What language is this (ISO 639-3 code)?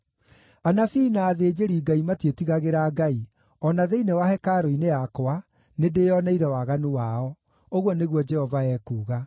kik